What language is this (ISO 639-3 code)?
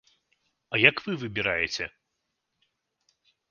bel